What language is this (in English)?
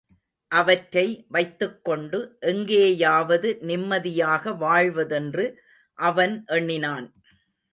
Tamil